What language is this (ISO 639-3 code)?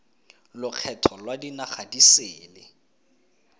tsn